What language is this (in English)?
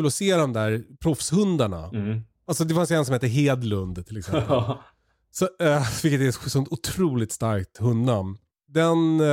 Swedish